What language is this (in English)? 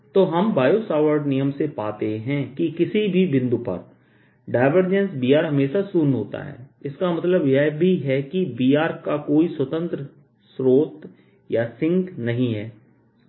Hindi